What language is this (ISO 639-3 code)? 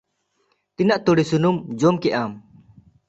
sat